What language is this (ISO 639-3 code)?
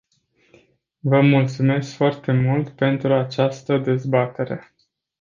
ron